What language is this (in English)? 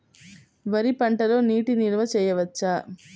Telugu